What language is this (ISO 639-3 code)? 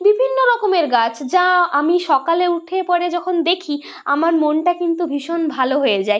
ben